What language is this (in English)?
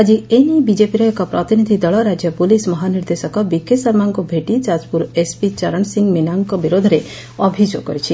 Odia